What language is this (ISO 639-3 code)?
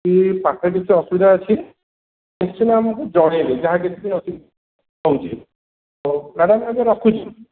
ori